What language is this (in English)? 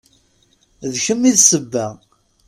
Kabyle